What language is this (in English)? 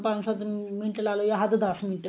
Punjabi